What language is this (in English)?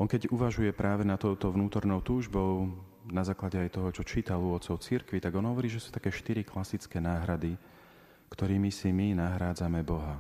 Slovak